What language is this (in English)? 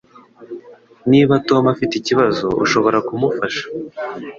Kinyarwanda